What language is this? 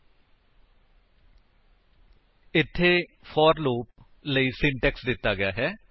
Punjabi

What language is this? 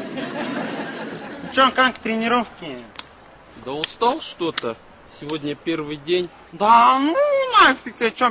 Russian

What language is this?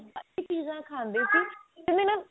Punjabi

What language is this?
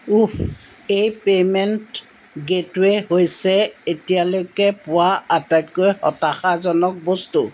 Assamese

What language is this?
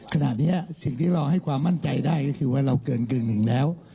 Thai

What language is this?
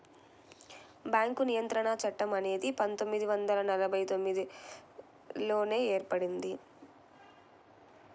Telugu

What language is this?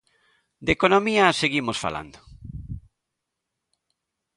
Galician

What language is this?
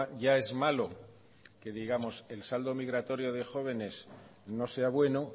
Spanish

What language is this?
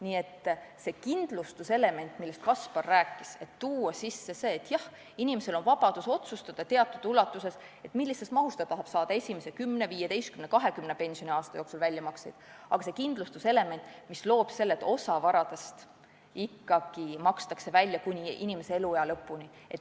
Estonian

